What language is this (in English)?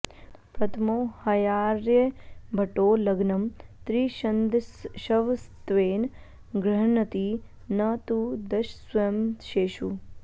Sanskrit